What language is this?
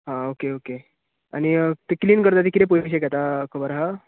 Konkani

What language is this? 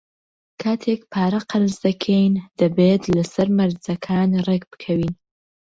Central Kurdish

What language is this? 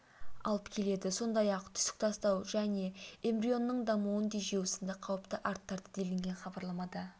Kazakh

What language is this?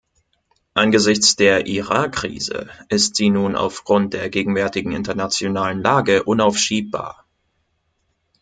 German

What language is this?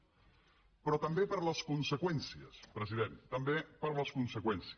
Catalan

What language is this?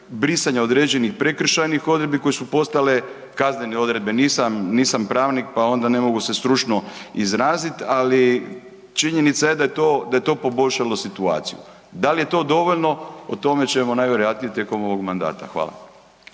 Croatian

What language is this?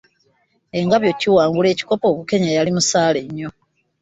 Ganda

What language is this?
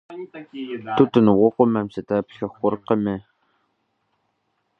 Kabardian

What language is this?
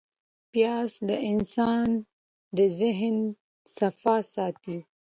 Pashto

